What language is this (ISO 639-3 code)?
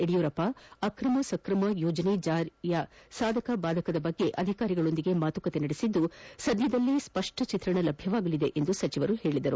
kan